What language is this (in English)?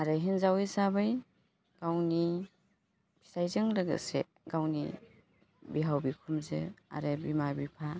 Bodo